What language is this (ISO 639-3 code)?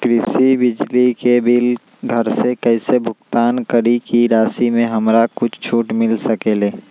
mag